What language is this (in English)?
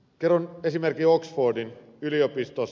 Finnish